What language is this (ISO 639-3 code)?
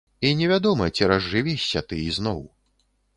bel